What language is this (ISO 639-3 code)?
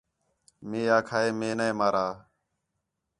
xhe